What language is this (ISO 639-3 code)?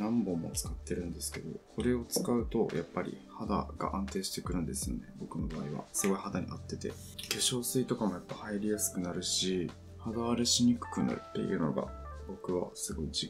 jpn